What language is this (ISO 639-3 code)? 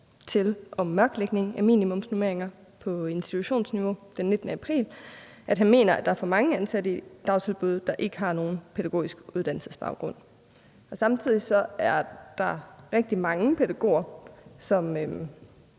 dan